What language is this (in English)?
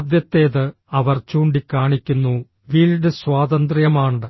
Malayalam